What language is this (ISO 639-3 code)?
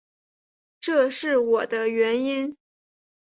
zho